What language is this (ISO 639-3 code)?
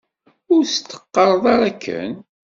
kab